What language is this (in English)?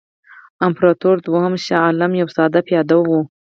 Pashto